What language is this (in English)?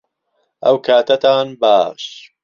Central Kurdish